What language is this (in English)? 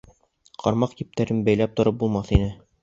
Bashkir